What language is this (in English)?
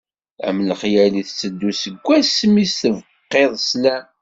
Kabyle